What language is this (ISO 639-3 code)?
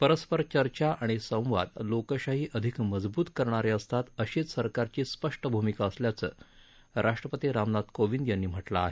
mar